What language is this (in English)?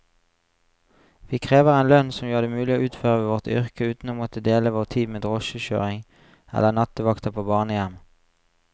Norwegian